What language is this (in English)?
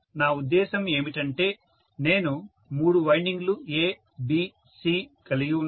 Telugu